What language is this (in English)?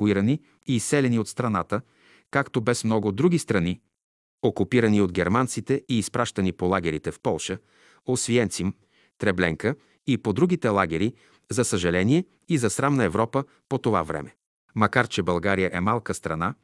Bulgarian